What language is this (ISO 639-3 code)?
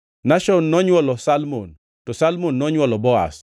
luo